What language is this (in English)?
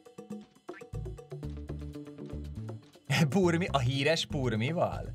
Hungarian